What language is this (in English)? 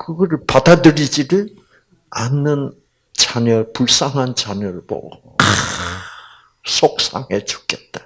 Korean